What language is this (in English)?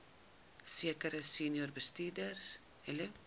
Afrikaans